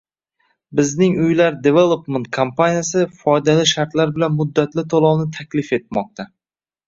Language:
Uzbek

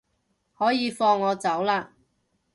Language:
Cantonese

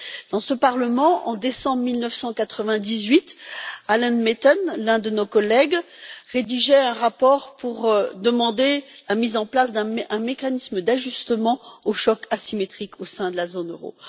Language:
French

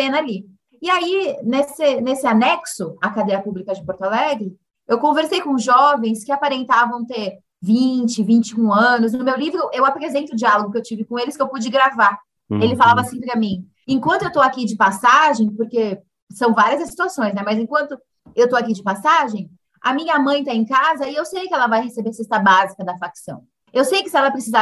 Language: Portuguese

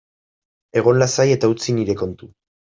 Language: Basque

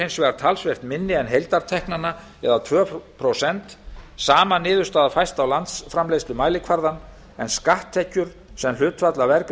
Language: Icelandic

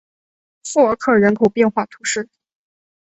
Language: Chinese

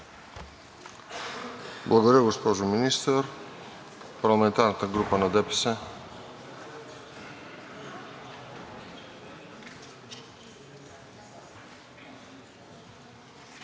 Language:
Bulgarian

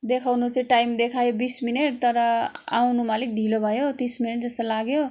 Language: Nepali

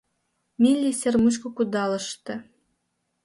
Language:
Mari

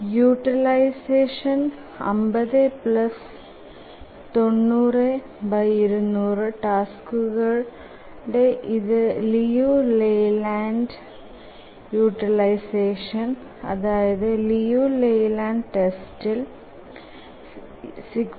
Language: Malayalam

